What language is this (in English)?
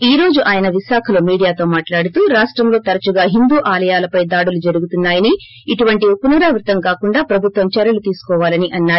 Telugu